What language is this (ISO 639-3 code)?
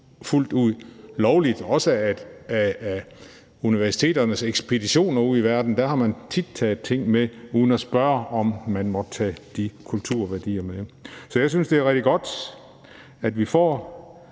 dan